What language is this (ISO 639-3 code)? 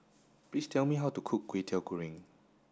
eng